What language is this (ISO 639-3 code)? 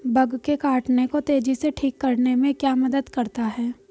hin